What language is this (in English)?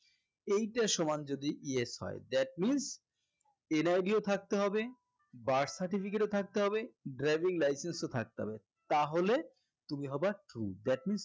Bangla